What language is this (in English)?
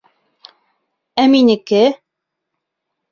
Bashkir